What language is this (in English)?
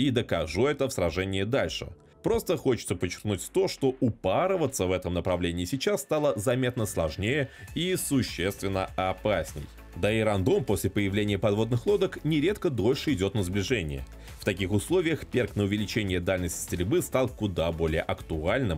Russian